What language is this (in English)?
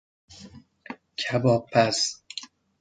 Persian